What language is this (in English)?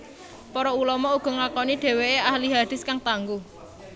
Javanese